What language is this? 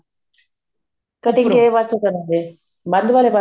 Punjabi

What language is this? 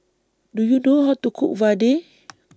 English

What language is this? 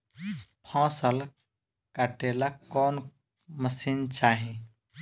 Bhojpuri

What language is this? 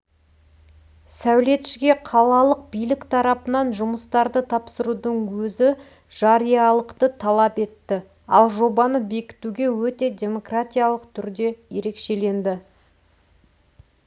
Kazakh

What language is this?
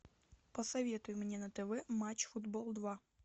Russian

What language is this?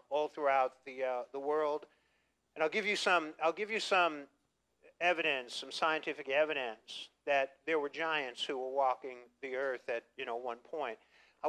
English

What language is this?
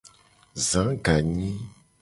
Gen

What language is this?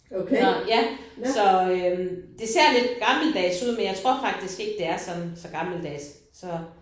Danish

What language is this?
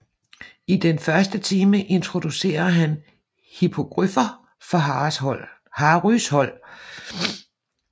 Danish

